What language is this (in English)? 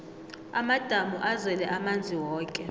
South Ndebele